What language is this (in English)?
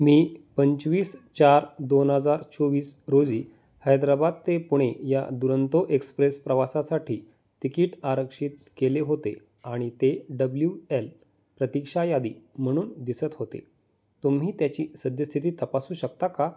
Marathi